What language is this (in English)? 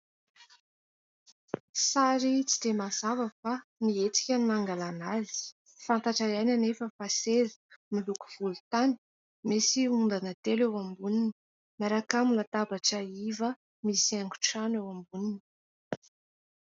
Malagasy